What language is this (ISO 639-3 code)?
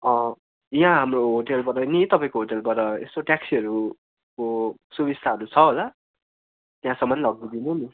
nep